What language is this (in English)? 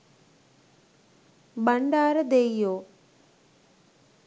Sinhala